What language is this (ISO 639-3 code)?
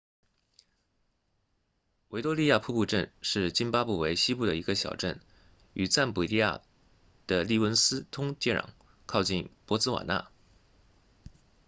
zho